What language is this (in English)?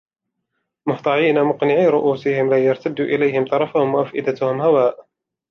Arabic